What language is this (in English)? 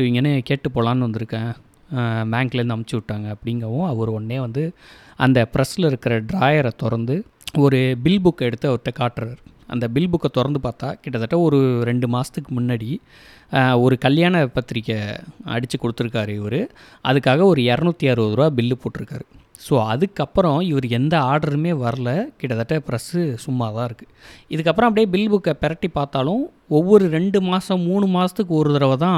Tamil